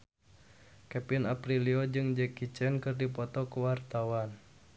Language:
Sundanese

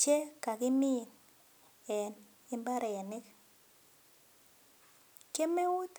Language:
Kalenjin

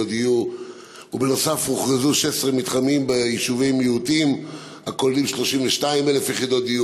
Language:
Hebrew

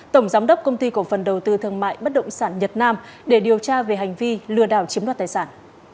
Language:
Vietnamese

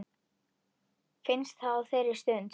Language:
Icelandic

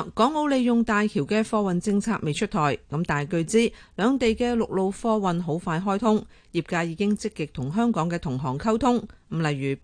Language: Chinese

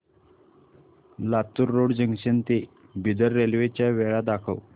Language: Marathi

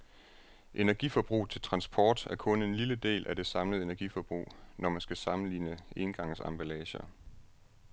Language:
Danish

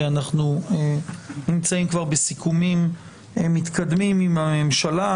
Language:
Hebrew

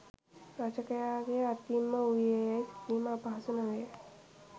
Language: Sinhala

